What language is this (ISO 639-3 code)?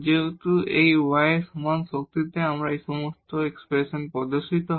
ben